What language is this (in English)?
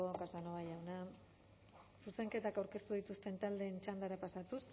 Basque